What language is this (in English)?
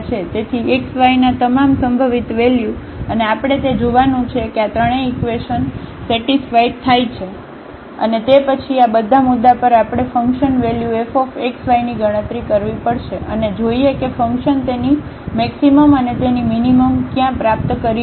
Gujarati